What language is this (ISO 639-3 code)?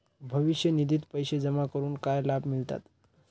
mar